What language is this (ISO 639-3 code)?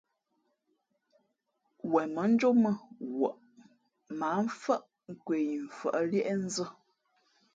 fmp